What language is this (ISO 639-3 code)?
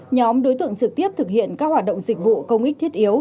vie